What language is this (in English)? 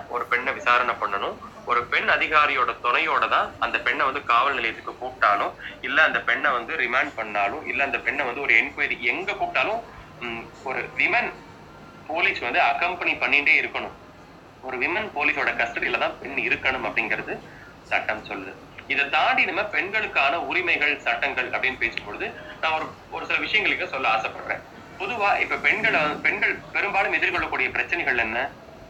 Tamil